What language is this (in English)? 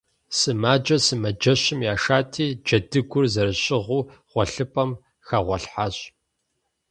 Kabardian